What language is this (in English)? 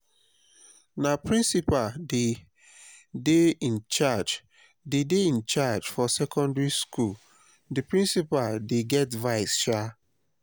Nigerian Pidgin